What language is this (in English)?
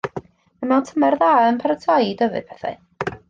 Welsh